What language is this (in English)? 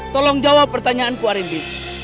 Indonesian